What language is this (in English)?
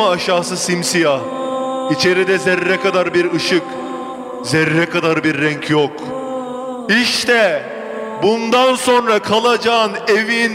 Turkish